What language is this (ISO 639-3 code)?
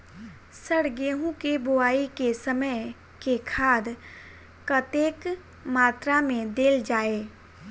mai